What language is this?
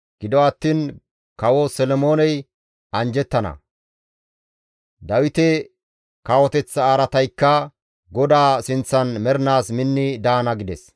Gamo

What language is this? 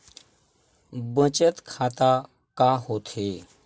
Chhattisgarhi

